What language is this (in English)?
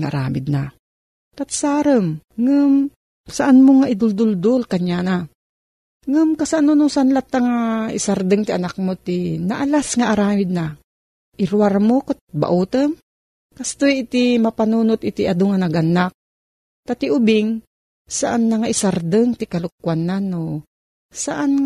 Filipino